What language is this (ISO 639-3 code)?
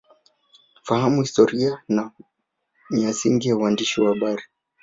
swa